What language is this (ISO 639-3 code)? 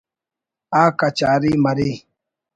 brh